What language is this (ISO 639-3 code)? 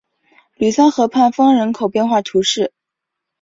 zho